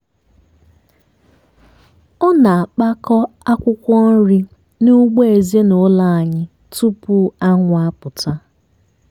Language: Igbo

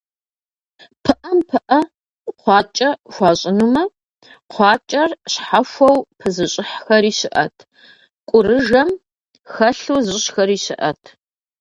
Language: Kabardian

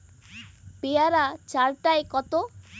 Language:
Bangla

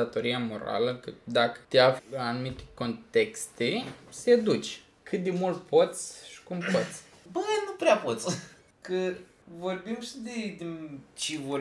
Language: Romanian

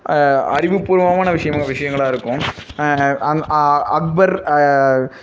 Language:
Tamil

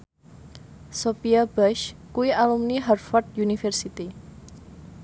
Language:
Javanese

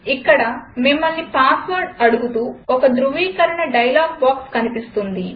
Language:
Telugu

